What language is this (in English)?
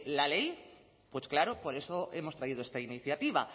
Spanish